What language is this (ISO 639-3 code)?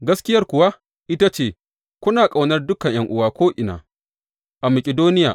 hau